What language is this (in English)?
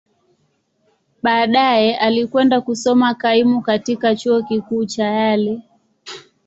Swahili